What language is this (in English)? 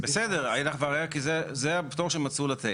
Hebrew